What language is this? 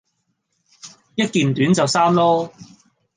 Cantonese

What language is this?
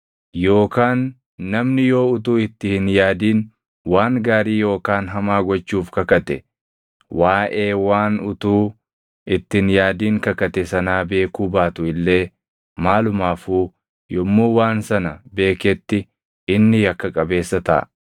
Oromo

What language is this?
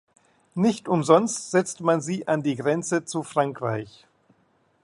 German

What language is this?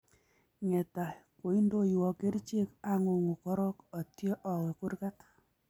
Kalenjin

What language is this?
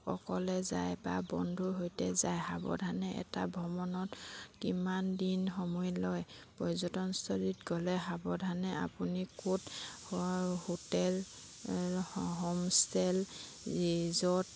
Assamese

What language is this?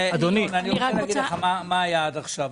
Hebrew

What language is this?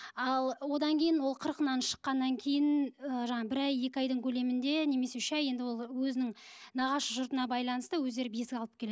Kazakh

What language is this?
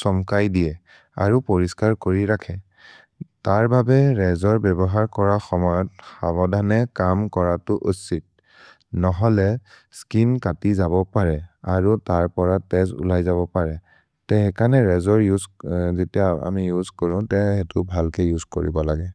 Maria (India)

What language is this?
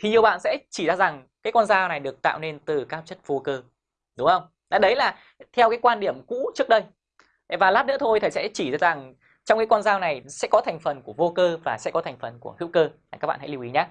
Vietnamese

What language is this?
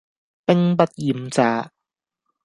Cantonese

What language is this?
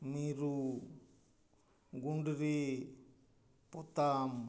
Santali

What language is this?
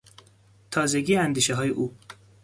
Persian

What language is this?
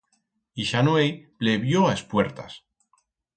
Aragonese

